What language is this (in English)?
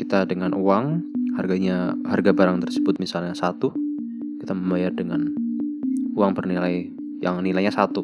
Indonesian